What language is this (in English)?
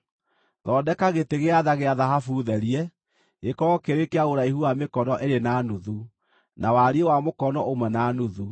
Kikuyu